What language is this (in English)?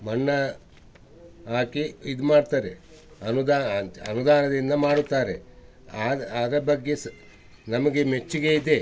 Kannada